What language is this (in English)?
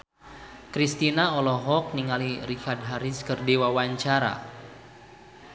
Sundanese